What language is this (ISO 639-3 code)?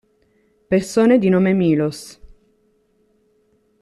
ita